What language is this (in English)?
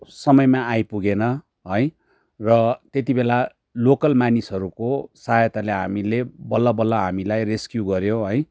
Nepali